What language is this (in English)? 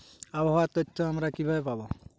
Bangla